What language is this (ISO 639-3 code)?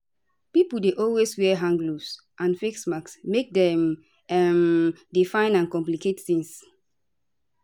pcm